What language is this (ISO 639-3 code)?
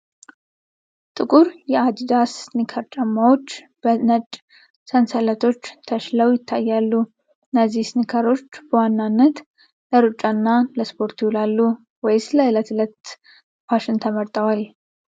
amh